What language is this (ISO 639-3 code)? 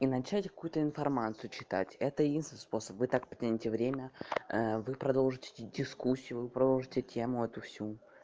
rus